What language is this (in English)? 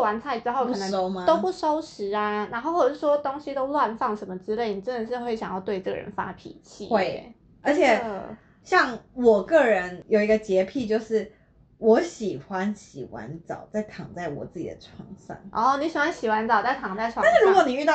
Chinese